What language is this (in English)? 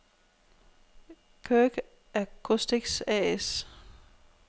Danish